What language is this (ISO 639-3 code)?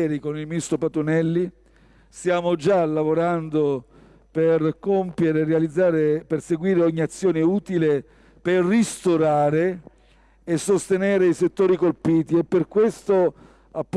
ita